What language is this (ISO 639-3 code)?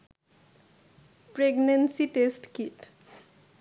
ben